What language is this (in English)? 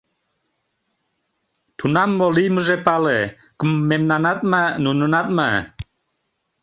Mari